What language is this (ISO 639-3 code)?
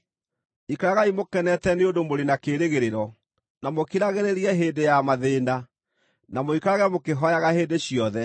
kik